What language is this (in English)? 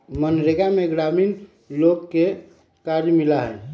Magahi